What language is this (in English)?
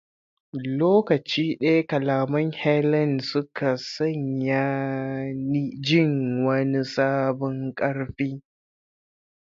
Hausa